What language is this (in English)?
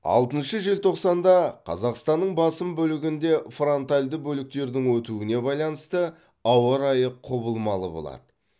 Kazakh